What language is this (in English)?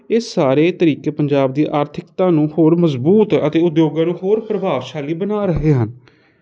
Punjabi